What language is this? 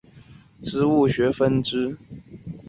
Chinese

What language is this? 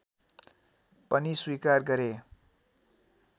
Nepali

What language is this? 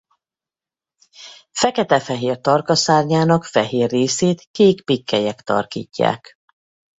Hungarian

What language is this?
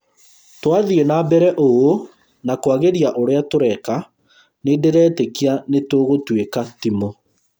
Kikuyu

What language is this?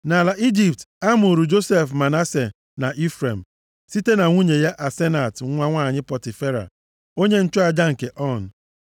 Igbo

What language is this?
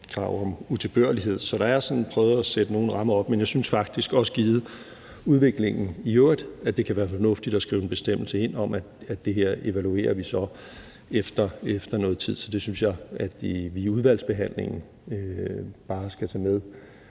Danish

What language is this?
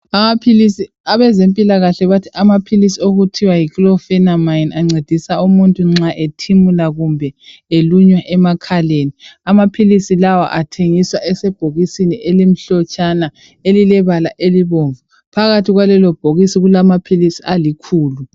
North Ndebele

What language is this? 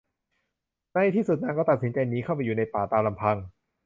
Thai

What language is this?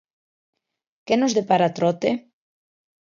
Galician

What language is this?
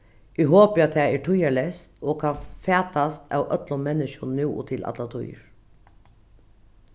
Faroese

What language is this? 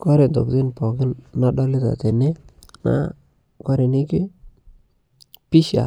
Masai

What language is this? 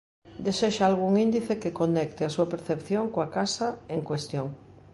Galician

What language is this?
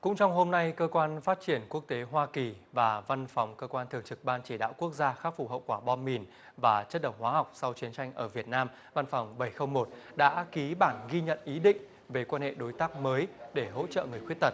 Vietnamese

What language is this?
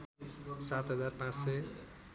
Nepali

